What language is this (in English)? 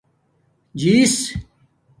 Domaaki